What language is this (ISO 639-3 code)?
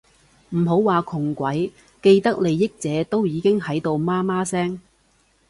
yue